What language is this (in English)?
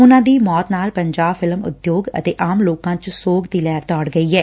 Punjabi